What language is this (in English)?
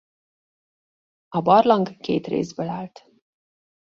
Hungarian